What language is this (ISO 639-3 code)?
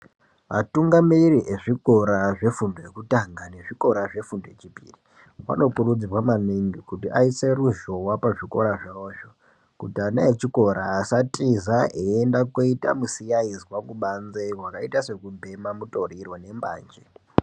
ndc